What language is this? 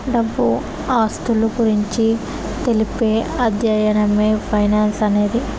Telugu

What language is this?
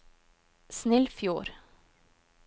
Norwegian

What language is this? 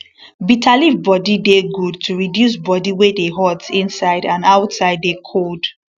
Nigerian Pidgin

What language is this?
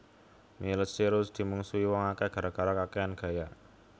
Javanese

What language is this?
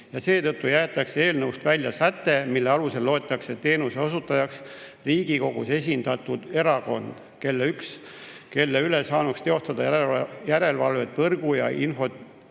Estonian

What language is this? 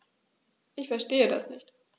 German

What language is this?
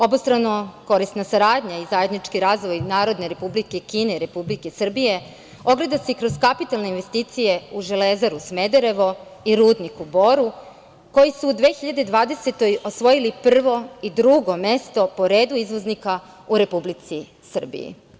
Serbian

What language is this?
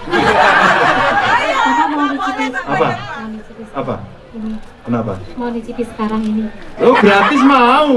Indonesian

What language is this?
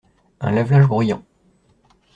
French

